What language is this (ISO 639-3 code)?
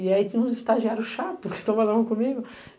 por